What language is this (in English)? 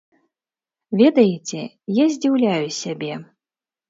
Belarusian